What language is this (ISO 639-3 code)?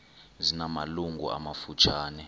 xho